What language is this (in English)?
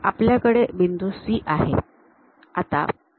Marathi